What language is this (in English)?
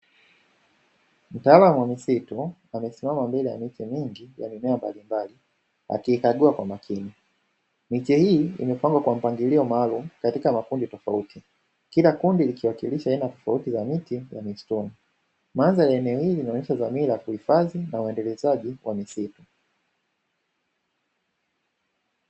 Swahili